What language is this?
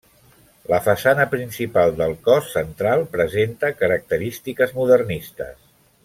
Catalan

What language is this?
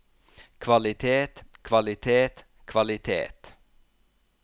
Norwegian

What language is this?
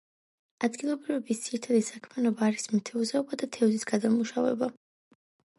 Georgian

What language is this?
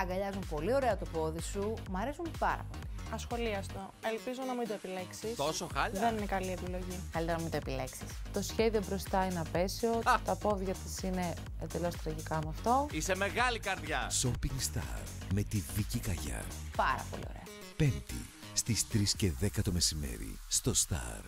Greek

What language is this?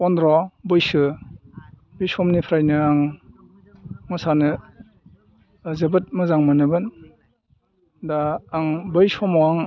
Bodo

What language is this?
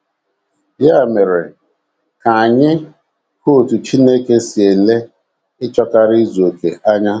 Igbo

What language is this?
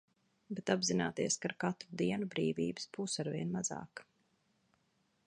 Latvian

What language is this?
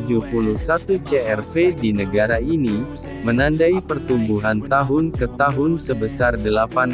Indonesian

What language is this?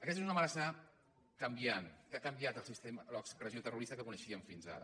Catalan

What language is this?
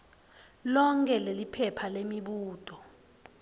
Swati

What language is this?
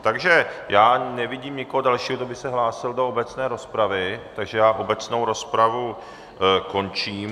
Czech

